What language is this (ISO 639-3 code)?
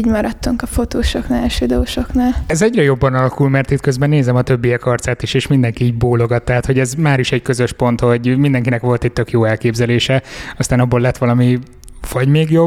hun